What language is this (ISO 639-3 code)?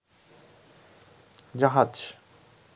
ben